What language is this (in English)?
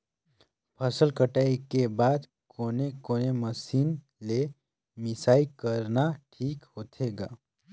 Chhattisgarhi